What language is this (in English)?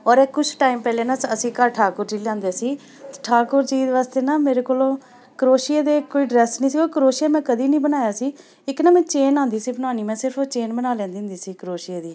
Punjabi